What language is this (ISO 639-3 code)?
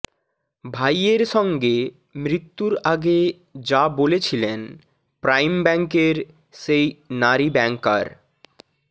ben